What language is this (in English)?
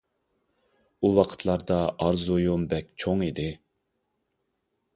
Uyghur